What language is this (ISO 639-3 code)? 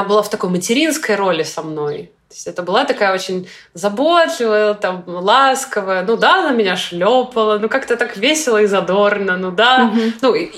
rus